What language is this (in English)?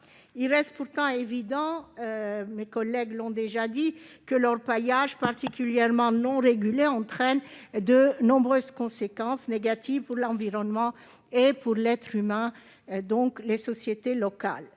French